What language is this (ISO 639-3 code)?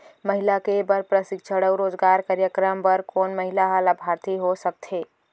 hne